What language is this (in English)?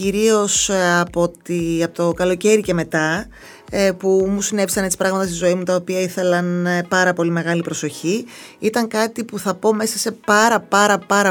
Greek